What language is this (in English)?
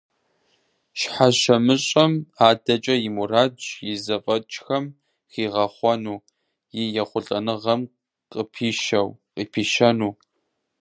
Kabardian